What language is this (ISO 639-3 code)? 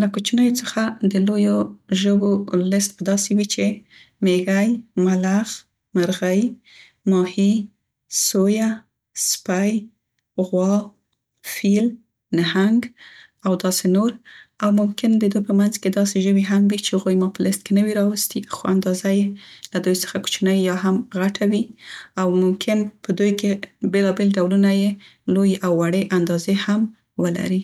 pst